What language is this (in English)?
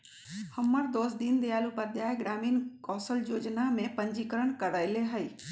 Magahi